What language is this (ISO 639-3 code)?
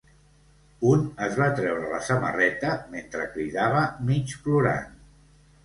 cat